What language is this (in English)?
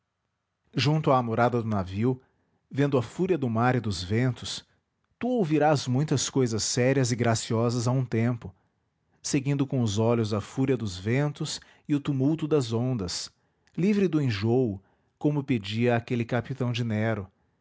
Portuguese